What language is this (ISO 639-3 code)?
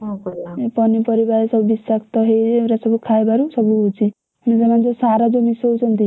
ori